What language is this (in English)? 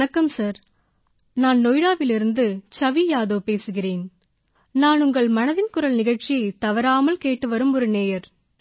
Tamil